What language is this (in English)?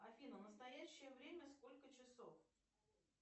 Russian